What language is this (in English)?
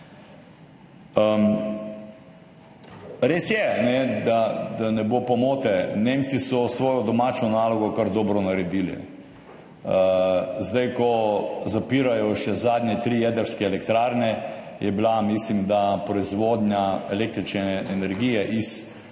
Slovenian